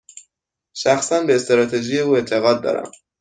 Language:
Persian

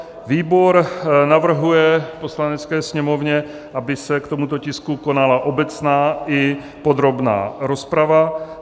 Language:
Czech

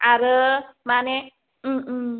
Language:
Bodo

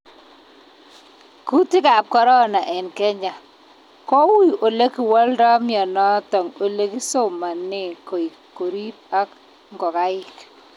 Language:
Kalenjin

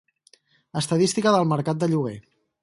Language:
Catalan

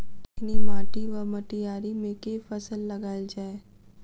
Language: Maithili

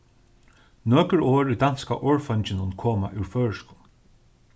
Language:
Faroese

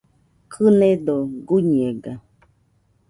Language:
Nüpode Huitoto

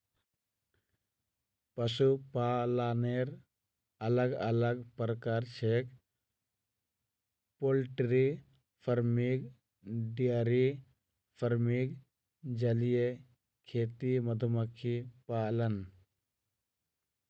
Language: Magahi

